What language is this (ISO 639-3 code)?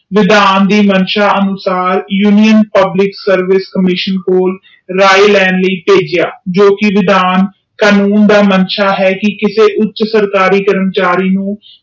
pan